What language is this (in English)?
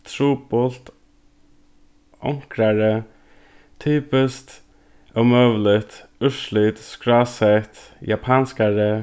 Faroese